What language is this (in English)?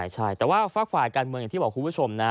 Thai